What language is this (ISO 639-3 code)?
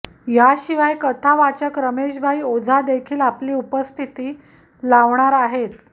mar